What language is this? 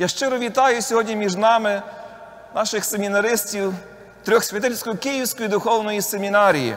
Ukrainian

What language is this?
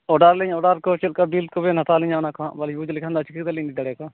Santali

